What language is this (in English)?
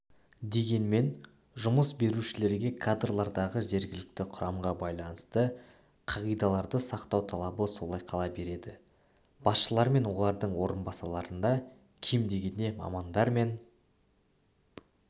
Kazakh